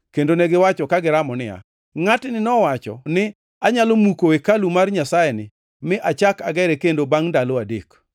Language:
Luo (Kenya and Tanzania)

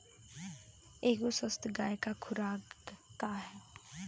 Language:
Bhojpuri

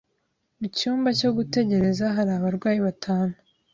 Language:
Kinyarwanda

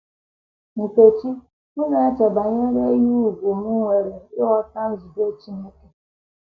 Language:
Igbo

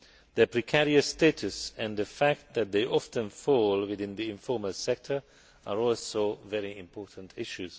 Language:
English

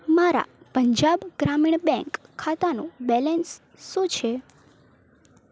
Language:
Gujarati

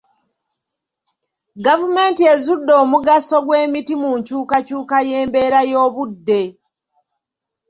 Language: Ganda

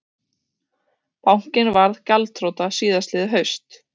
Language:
Icelandic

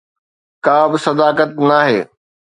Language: Sindhi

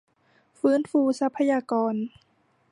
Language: Thai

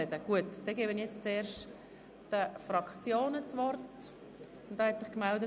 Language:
Swiss German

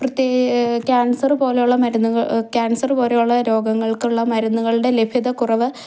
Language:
Malayalam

